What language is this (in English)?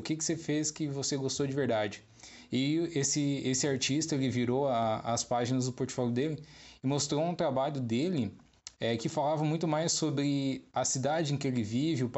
Portuguese